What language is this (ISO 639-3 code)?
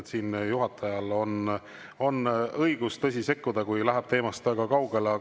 est